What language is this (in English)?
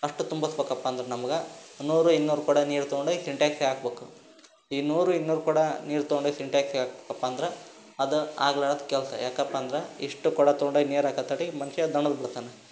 Kannada